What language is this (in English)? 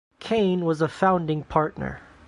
English